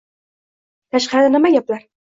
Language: Uzbek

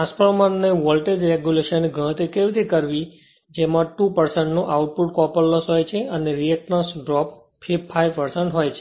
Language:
Gujarati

